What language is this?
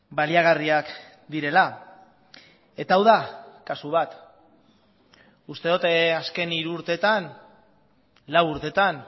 Basque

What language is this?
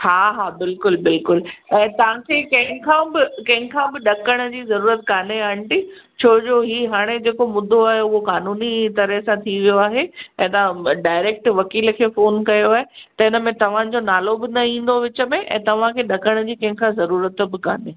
Sindhi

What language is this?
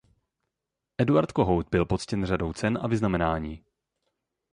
Czech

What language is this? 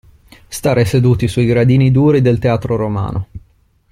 Italian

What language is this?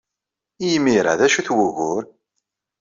Kabyle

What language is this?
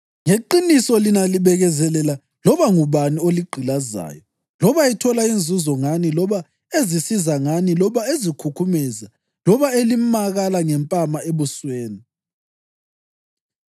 North Ndebele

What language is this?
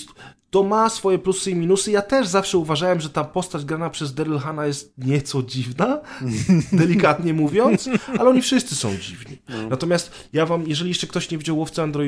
Polish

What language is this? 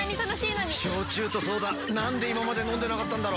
Japanese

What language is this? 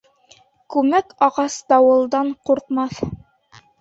Bashkir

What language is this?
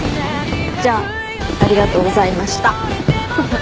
Japanese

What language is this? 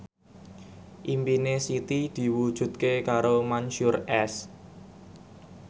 Javanese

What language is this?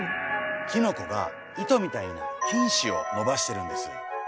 Japanese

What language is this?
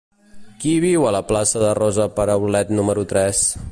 Catalan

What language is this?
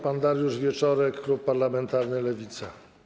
Polish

